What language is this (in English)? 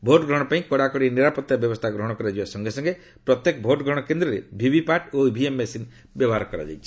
Odia